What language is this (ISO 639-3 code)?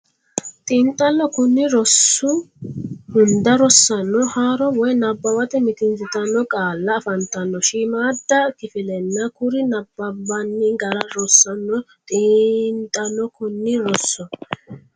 sid